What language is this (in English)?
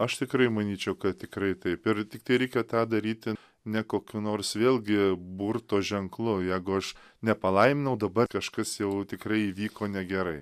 Lithuanian